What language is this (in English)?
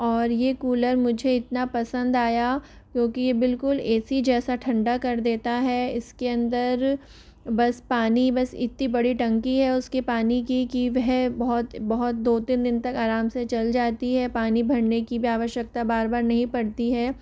Hindi